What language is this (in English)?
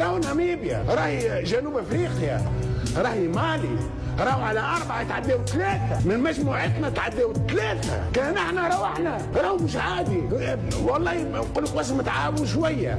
Arabic